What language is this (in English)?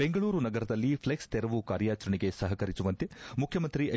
Kannada